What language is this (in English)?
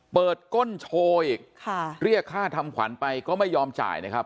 Thai